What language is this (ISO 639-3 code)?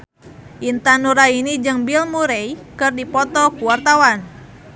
sun